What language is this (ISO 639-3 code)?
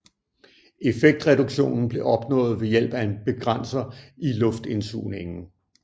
dan